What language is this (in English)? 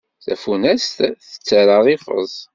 Kabyle